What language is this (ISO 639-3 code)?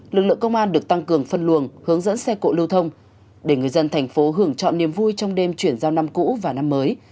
vie